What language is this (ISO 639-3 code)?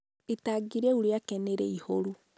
kik